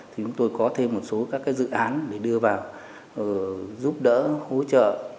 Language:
Vietnamese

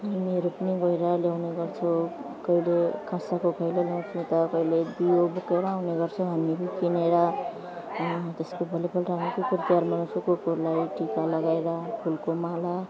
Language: Nepali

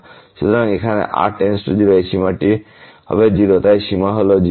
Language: Bangla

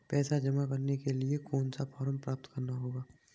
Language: Hindi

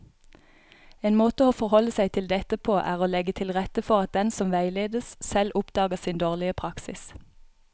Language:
Norwegian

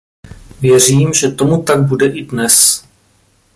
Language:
Czech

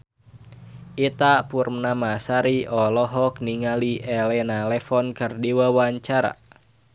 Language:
Sundanese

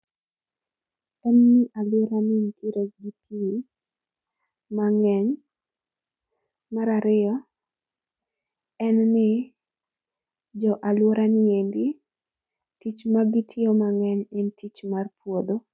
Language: Luo (Kenya and Tanzania)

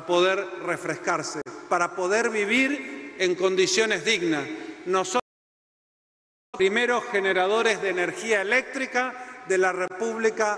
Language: Spanish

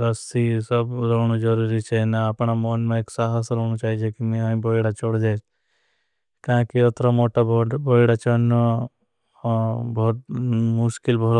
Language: Bhili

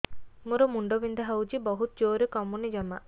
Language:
Odia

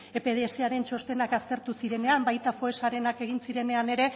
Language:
Basque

